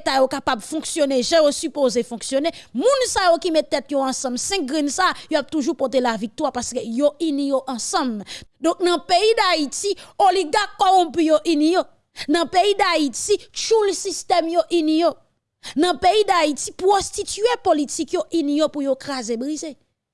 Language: French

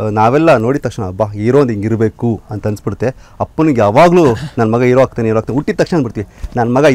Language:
Kannada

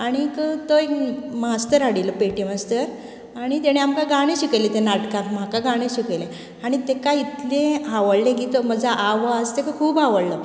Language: Konkani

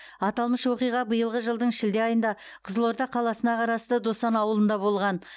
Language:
Kazakh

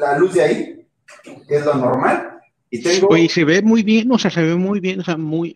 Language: Spanish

